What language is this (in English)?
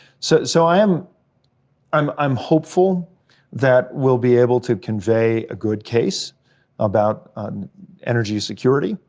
English